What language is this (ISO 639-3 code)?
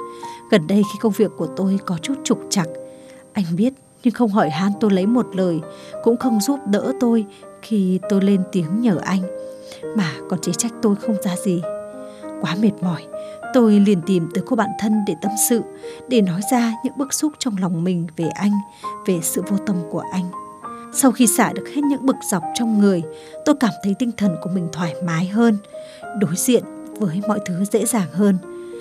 vie